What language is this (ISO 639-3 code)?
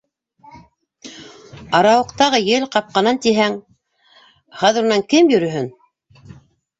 bak